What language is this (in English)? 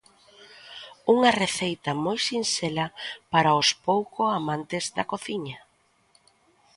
Galician